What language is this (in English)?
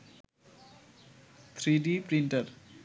Bangla